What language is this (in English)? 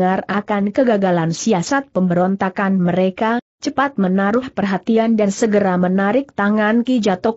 Indonesian